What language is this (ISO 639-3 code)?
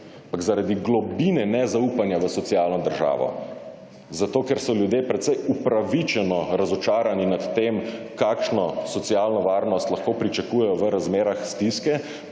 slv